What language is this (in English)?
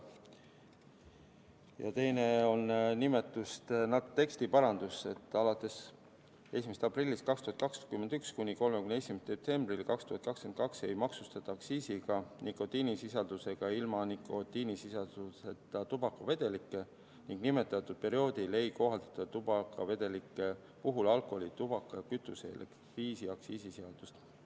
Estonian